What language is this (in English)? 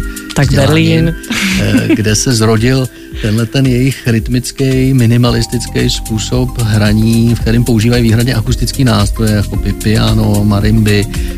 Czech